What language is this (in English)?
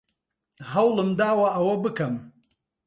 Central Kurdish